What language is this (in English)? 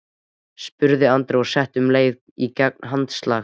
Icelandic